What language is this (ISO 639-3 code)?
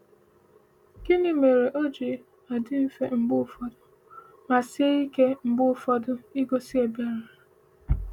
ibo